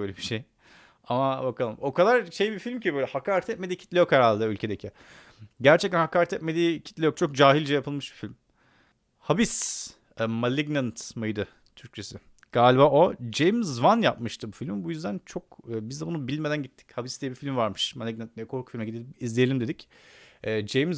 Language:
Turkish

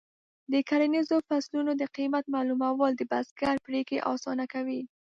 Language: Pashto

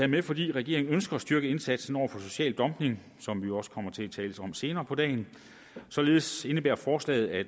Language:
Danish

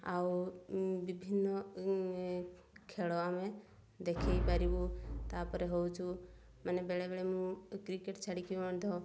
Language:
Odia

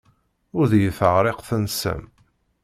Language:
Kabyle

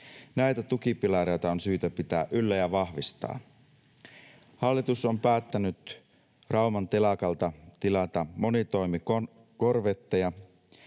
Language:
Finnish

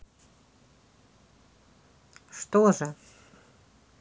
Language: Russian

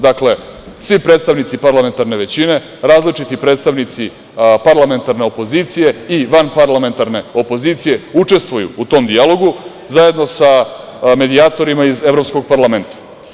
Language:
Serbian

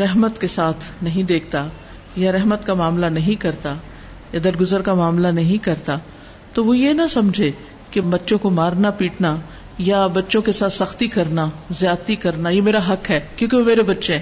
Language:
Urdu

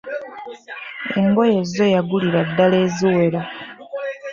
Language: Ganda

